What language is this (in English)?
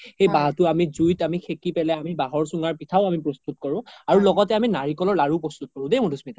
Assamese